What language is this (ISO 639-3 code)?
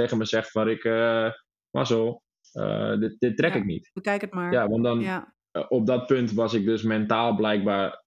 nld